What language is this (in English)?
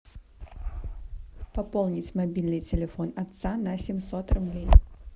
Russian